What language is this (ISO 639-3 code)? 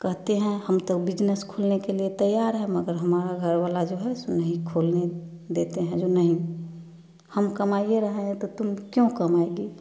hin